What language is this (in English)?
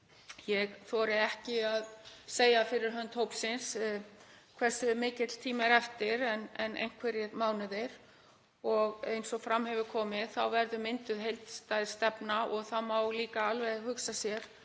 Icelandic